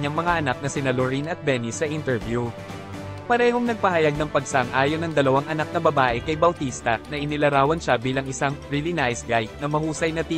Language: Filipino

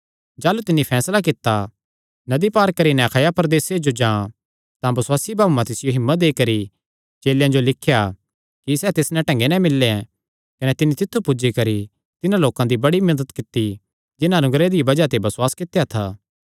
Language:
Kangri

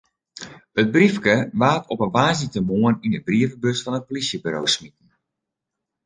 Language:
Western Frisian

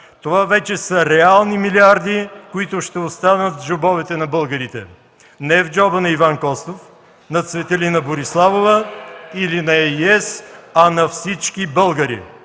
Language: Bulgarian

